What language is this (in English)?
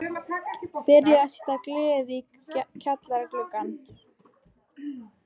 Icelandic